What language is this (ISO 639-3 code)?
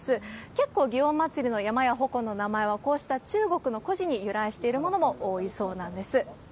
jpn